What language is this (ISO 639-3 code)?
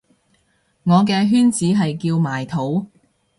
yue